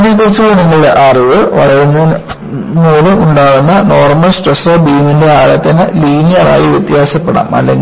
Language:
Malayalam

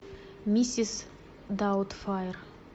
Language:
Russian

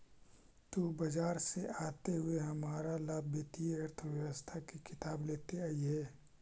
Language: Magahi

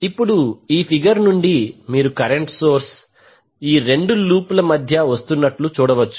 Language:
Telugu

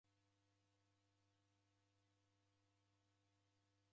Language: Taita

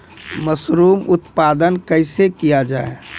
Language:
Maithili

